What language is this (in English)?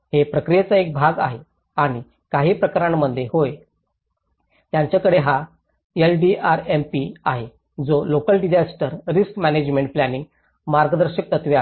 Marathi